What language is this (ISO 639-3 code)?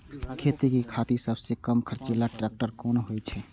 mai